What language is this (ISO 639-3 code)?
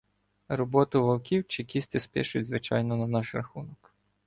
ukr